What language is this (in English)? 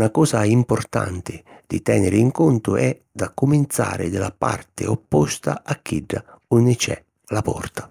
Sicilian